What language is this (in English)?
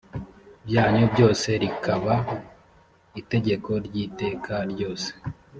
Kinyarwanda